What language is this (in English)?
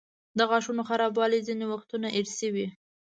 Pashto